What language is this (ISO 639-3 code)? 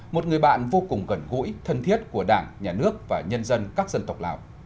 vie